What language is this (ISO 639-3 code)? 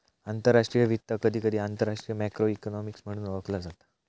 mar